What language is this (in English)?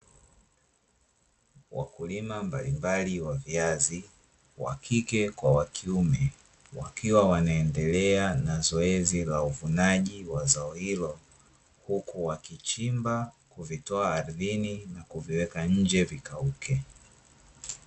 Swahili